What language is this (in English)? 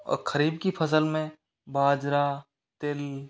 Hindi